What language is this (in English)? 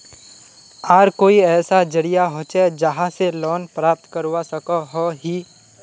Magahi